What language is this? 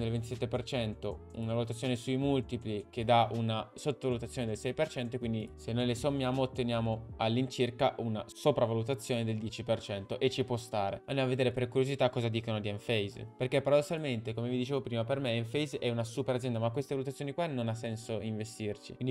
Italian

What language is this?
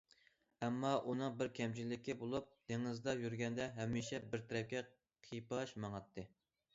Uyghur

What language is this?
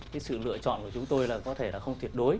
Vietnamese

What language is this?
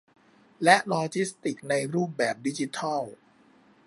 Thai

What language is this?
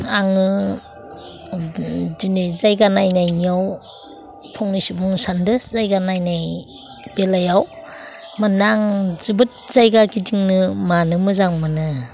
Bodo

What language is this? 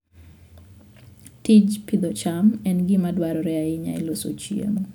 Luo (Kenya and Tanzania)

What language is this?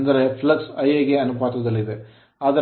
Kannada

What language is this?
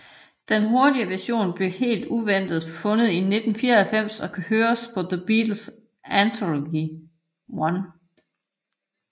Danish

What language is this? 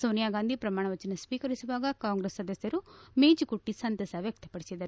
Kannada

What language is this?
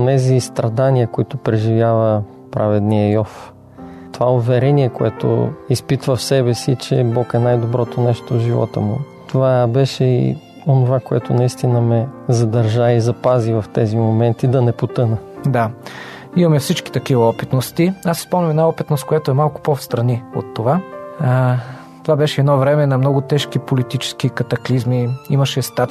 Bulgarian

